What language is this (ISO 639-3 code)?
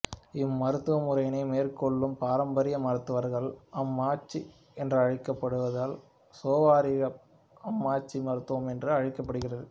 tam